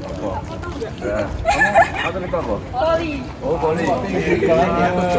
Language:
Indonesian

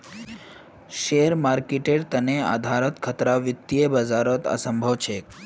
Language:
Magahi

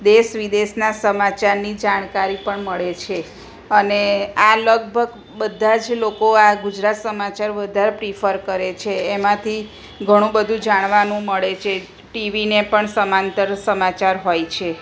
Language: Gujarati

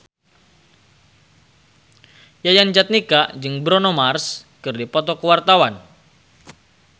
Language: Sundanese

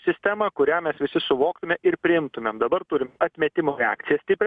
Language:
Lithuanian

